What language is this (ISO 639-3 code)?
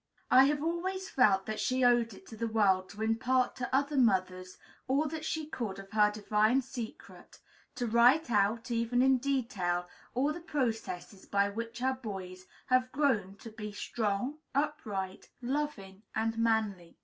eng